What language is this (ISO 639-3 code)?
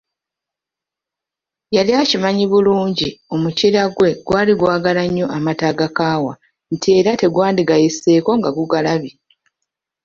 lug